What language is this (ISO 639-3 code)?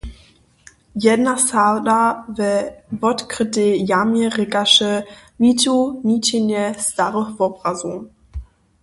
hsb